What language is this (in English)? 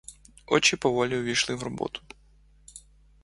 Ukrainian